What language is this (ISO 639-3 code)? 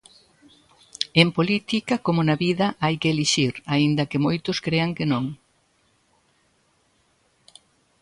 glg